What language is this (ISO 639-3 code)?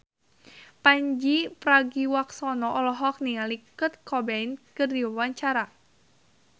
sun